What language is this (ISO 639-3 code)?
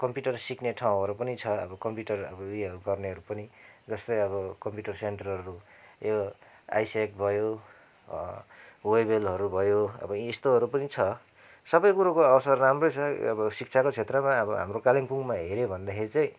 nep